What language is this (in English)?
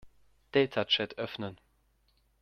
German